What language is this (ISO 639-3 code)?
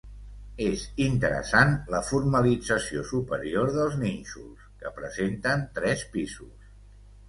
cat